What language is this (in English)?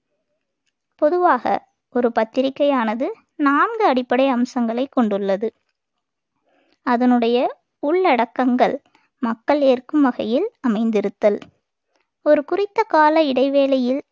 Tamil